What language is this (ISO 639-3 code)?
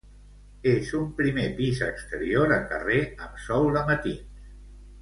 cat